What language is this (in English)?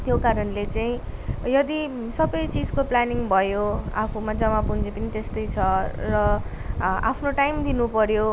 Nepali